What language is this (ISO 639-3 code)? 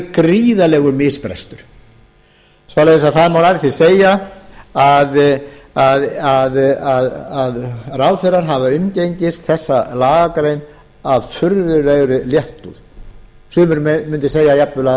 isl